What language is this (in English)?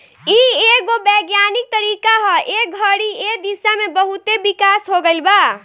Bhojpuri